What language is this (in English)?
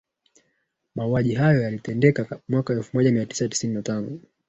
Swahili